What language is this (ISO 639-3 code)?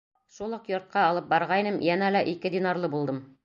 bak